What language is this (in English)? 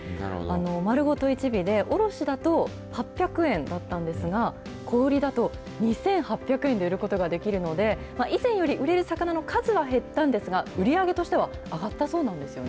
Japanese